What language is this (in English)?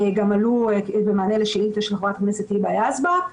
Hebrew